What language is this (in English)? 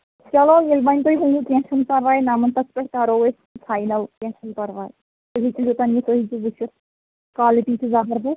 Kashmiri